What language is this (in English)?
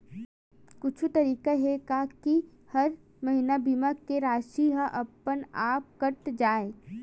Chhattisgarhi